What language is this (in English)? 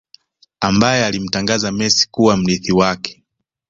Swahili